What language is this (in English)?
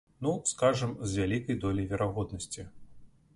Belarusian